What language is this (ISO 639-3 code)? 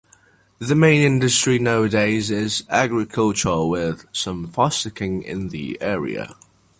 eng